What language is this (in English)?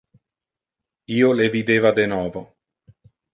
Interlingua